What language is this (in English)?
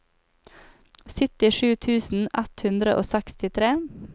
Norwegian